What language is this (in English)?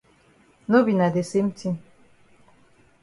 Cameroon Pidgin